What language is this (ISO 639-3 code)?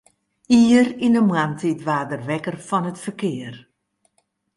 fry